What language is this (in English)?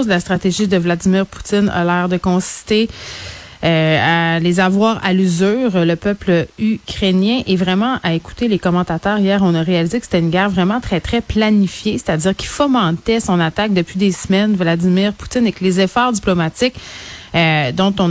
French